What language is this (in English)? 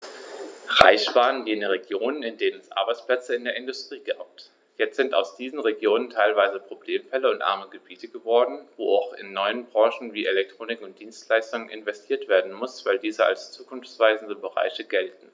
German